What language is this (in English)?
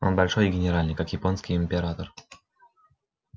Russian